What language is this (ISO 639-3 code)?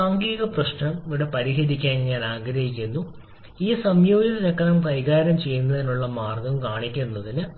mal